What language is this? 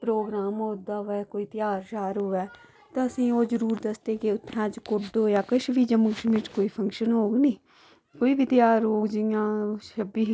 Dogri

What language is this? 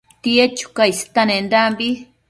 Matsés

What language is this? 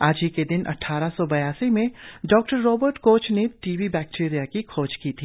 Hindi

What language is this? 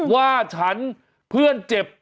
Thai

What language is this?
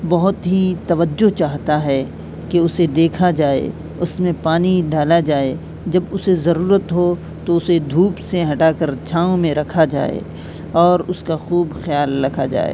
Urdu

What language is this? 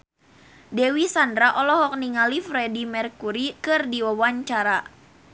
Sundanese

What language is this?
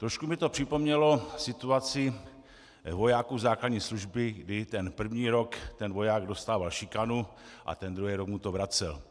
Czech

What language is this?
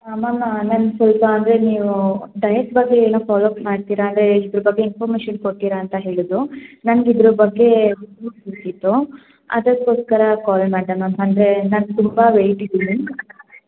Kannada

